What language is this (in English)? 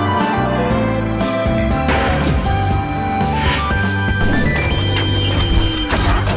Korean